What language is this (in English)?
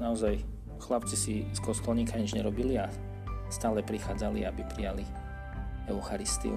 Slovak